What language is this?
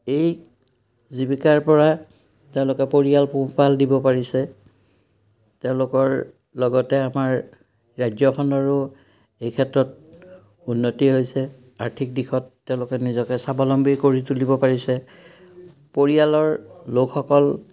Assamese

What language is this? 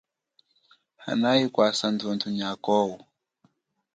Chokwe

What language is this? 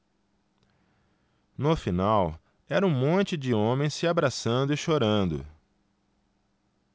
Portuguese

